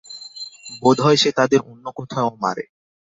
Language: Bangla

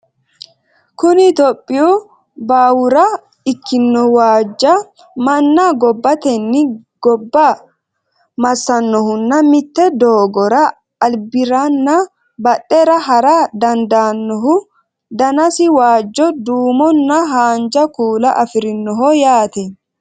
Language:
Sidamo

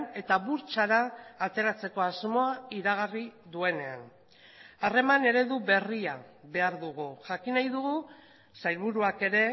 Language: Basque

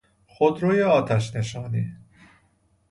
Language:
Persian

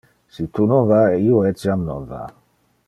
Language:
Interlingua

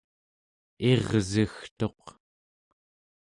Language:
Central Yupik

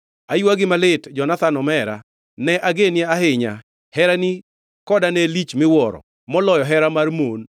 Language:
Luo (Kenya and Tanzania)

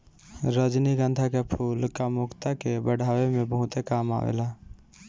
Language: Bhojpuri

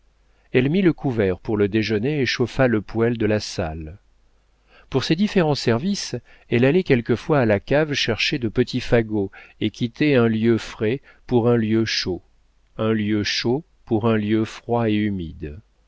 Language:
French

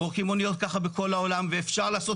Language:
Hebrew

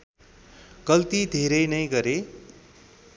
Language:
Nepali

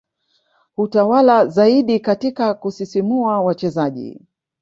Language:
Swahili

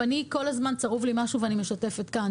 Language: Hebrew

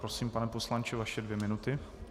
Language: Czech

